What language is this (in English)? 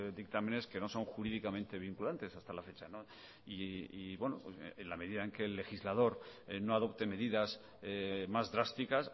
Spanish